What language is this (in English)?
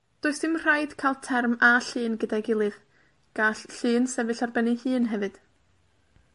Welsh